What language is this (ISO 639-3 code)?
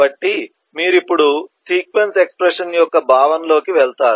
tel